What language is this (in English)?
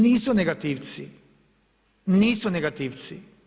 Croatian